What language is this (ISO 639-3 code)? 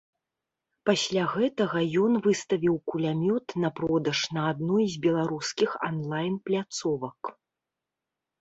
bel